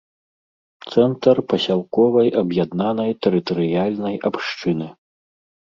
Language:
Belarusian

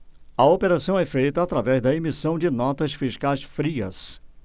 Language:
Portuguese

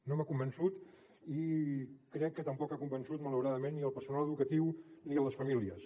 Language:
Catalan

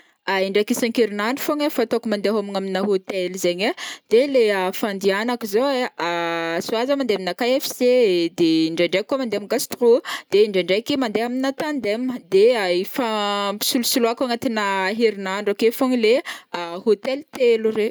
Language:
Northern Betsimisaraka Malagasy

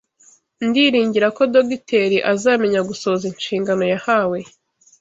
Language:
Kinyarwanda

